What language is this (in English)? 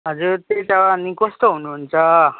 Nepali